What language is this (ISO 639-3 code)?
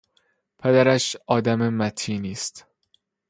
fas